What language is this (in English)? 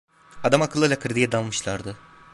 Turkish